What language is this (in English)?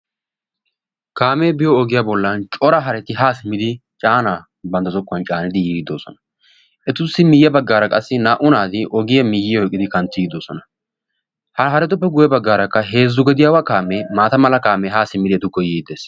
Wolaytta